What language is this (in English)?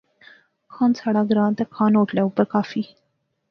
Pahari-Potwari